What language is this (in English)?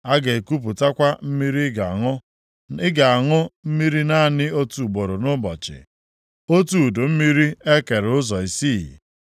Igbo